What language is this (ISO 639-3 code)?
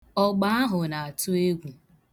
ibo